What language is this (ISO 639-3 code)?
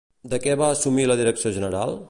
cat